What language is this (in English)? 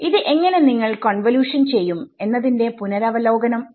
Malayalam